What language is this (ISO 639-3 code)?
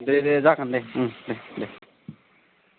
brx